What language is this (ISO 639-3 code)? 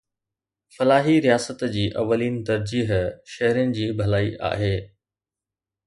snd